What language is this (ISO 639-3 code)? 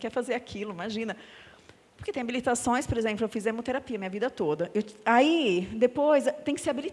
por